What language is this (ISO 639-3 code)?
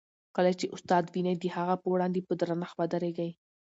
pus